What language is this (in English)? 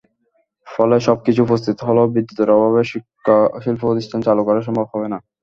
Bangla